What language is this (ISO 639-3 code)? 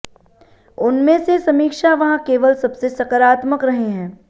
hin